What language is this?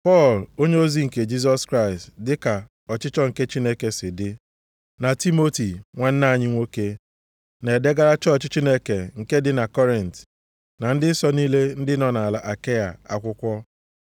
Igbo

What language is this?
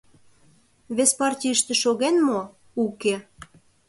Mari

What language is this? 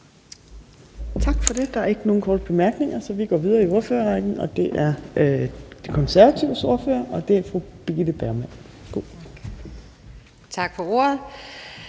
Danish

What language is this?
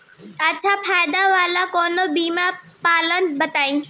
Bhojpuri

